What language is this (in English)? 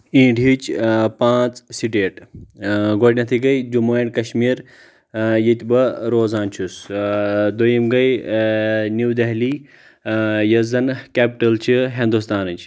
Kashmiri